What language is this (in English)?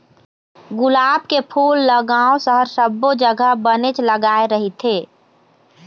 Chhattisgarhi